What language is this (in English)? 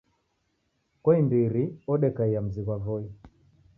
Taita